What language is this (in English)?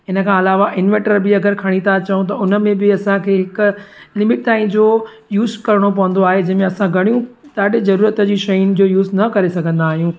Sindhi